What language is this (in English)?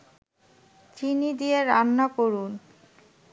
Bangla